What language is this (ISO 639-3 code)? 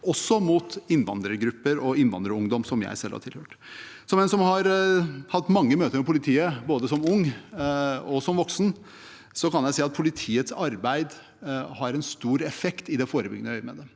nor